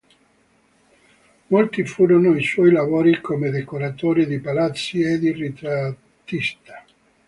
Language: Italian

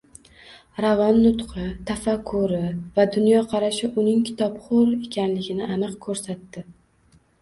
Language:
Uzbek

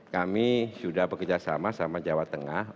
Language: Indonesian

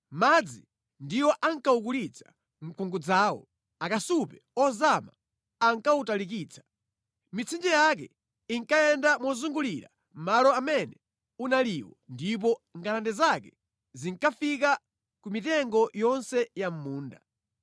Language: Nyanja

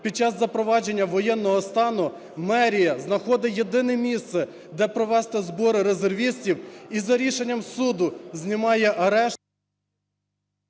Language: Ukrainian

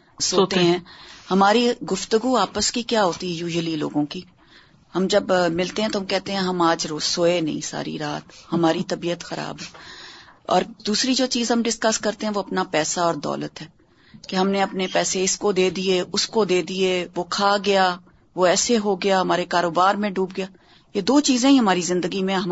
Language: Urdu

